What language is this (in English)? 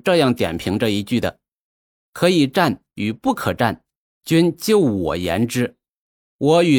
Chinese